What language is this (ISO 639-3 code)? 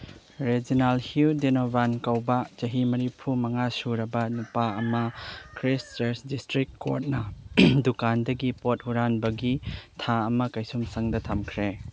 mni